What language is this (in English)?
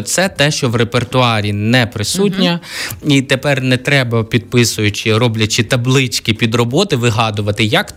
Ukrainian